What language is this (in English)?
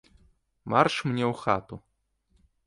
Belarusian